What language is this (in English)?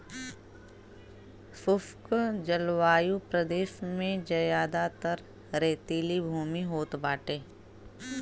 Bhojpuri